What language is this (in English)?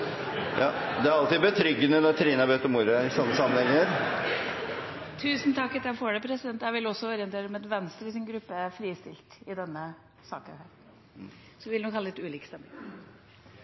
Norwegian